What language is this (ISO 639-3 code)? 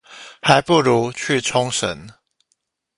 zho